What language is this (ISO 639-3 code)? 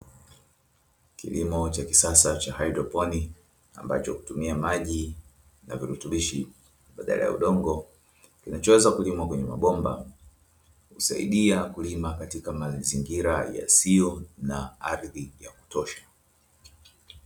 swa